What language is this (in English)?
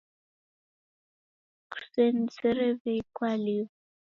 Taita